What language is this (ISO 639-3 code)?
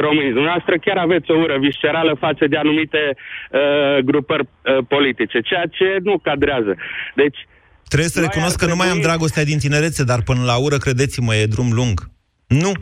ron